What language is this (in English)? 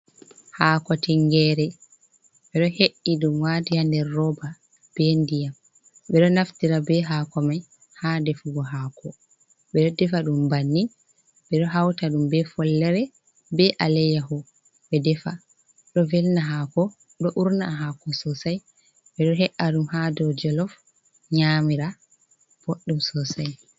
Fula